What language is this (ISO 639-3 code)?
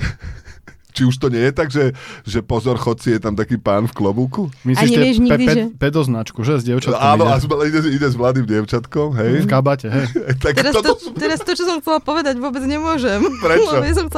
slk